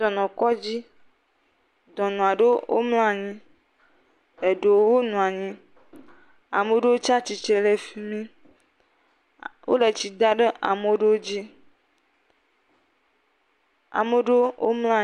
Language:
Ewe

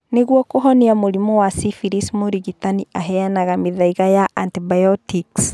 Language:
Kikuyu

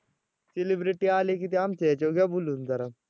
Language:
Marathi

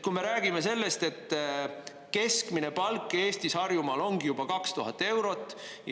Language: Estonian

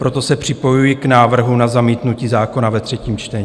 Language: Czech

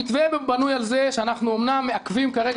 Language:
Hebrew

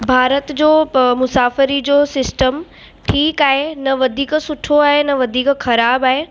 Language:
Sindhi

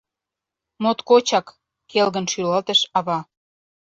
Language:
Mari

